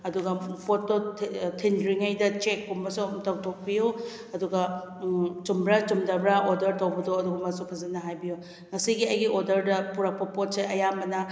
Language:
Manipuri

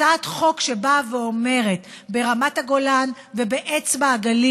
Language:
Hebrew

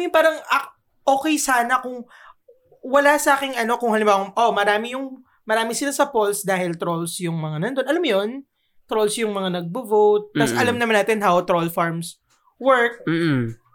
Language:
Filipino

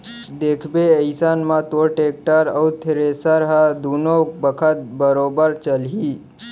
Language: Chhattisgarhi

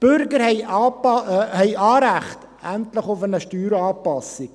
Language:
Swiss German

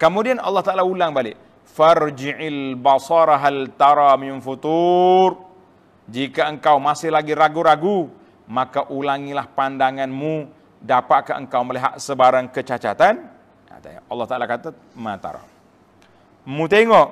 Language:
Malay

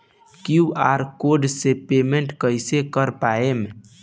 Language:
Bhojpuri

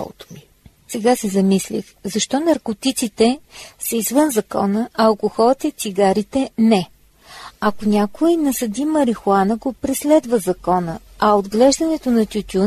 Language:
Bulgarian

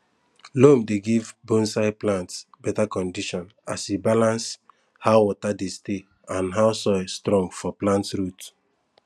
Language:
Nigerian Pidgin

